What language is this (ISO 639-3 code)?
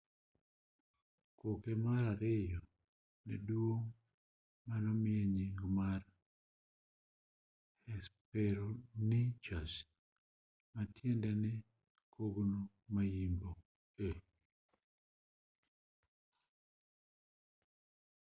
luo